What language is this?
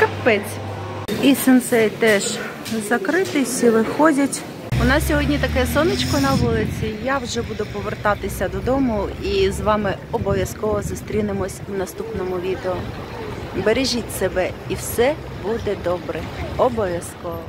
Ukrainian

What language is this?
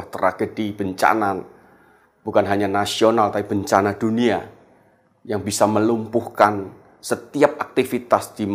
Indonesian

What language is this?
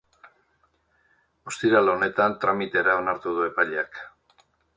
Basque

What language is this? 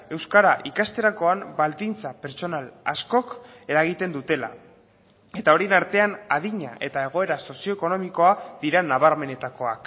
Basque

